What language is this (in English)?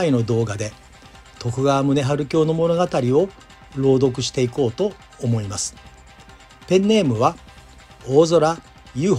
Japanese